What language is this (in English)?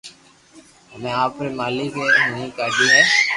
Loarki